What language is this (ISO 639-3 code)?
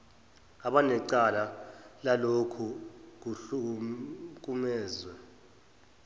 zul